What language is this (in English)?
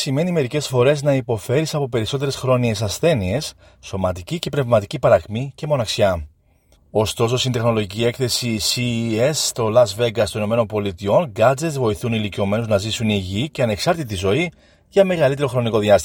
Greek